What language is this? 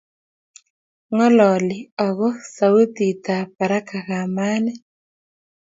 Kalenjin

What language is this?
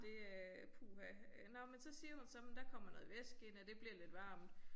Danish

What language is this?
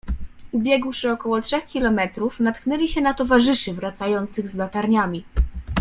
Polish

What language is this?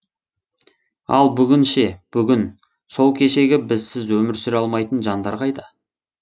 Kazakh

